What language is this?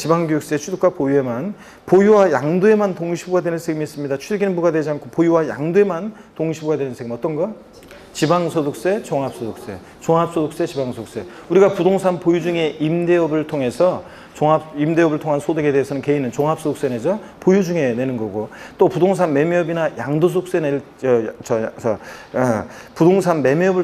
Korean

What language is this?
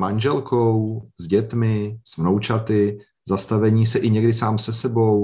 Czech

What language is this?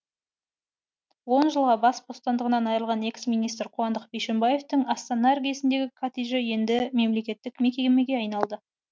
Kazakh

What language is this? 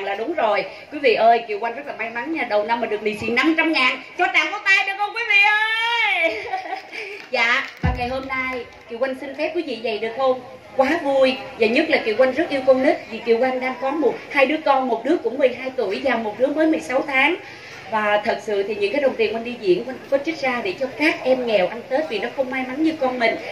Vietnamese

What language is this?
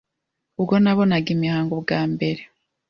Kinyarwanda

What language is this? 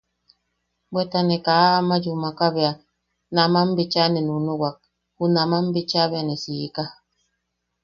Yaqui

